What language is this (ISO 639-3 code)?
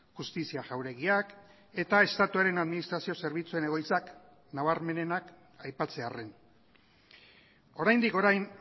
eus